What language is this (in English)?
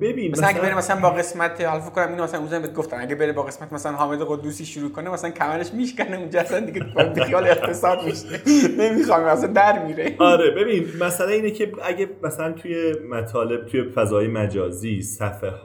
Persian